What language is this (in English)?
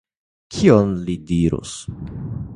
Esperanto